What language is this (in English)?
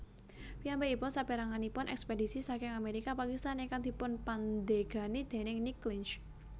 Javanese